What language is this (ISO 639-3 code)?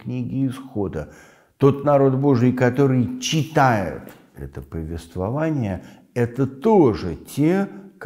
rus